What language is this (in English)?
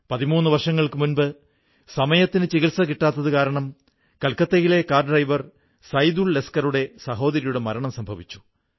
Malayalam